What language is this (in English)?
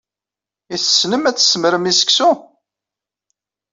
Kabyle